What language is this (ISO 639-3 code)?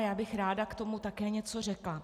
ces